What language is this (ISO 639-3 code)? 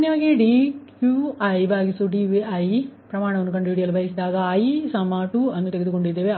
kan